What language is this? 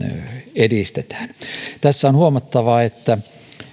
Finnish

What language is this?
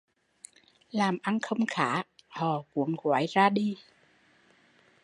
Vietnamese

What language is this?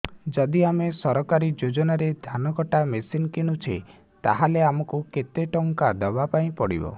Odia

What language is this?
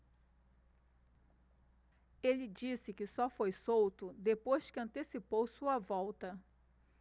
Portuguese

